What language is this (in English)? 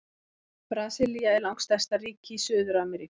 Icelandic